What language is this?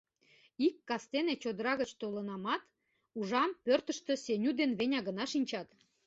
Mari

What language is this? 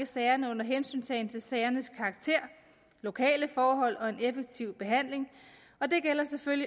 Danish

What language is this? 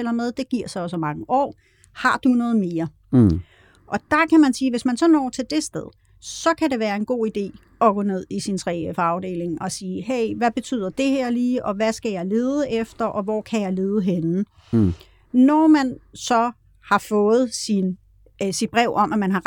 Danish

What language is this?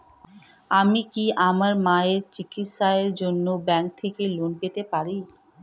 Bangla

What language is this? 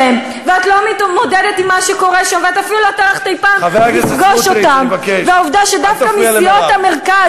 Hebrew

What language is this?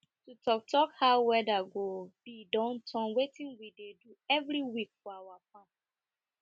Nigerian Pidgin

